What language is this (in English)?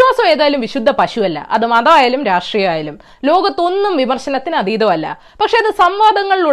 Malayalam